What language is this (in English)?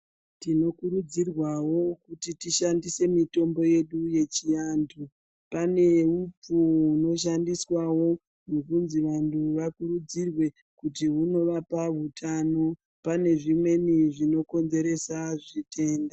Ndau